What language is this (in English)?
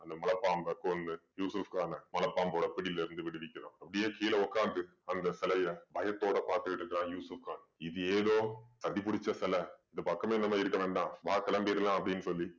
Tamil